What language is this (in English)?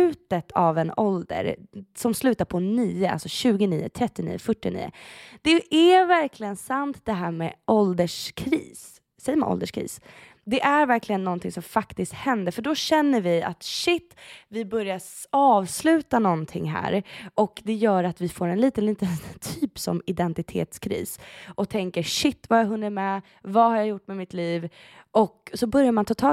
Swedish